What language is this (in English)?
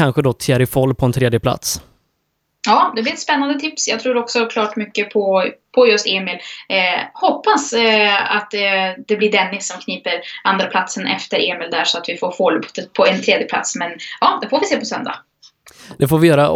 Swedish